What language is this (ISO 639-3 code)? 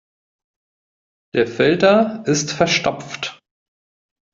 deu